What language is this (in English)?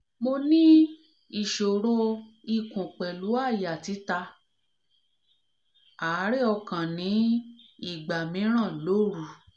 Yoruba